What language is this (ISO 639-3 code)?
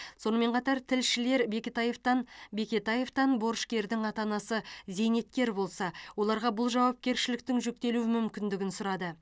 kaz